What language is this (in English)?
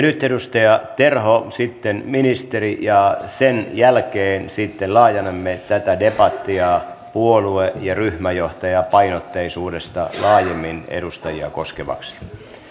Finnish